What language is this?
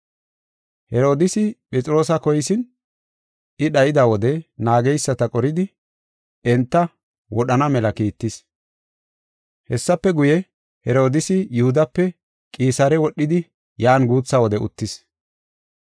Gofa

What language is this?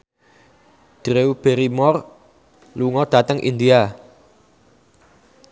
Javanese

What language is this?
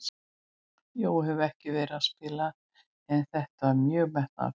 Icelandic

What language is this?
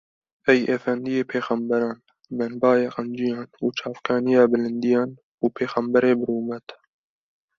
Kurdish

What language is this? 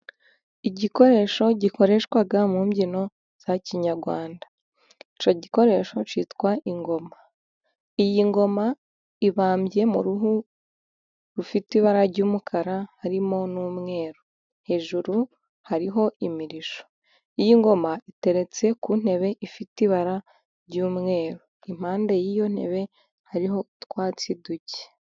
Kinyarwanda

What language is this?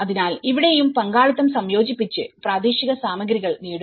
Malayalam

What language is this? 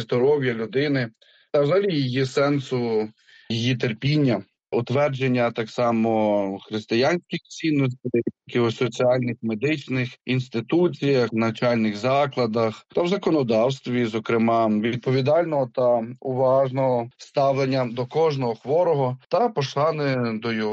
Ukrainian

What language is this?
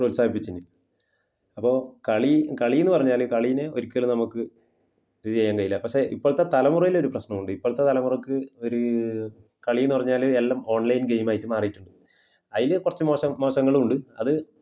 Malayalam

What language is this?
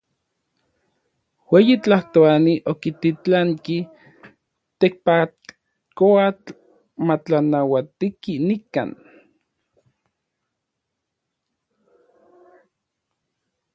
Orizaba Nahuatl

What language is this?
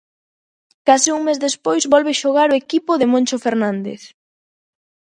Galician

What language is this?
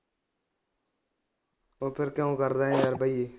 Punjabi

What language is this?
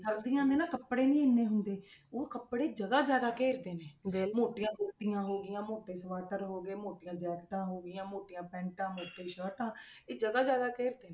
Punjabi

